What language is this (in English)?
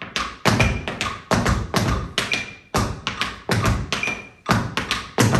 Japanese